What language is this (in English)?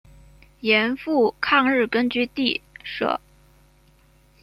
Chinese